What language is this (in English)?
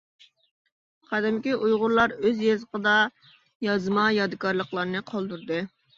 Uyghur